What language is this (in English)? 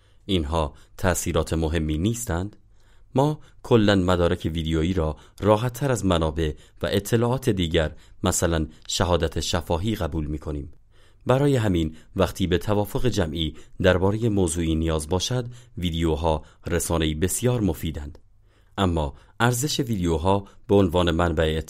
Persian